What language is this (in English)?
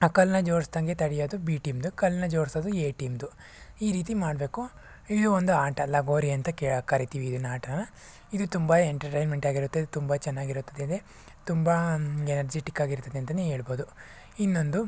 Kannada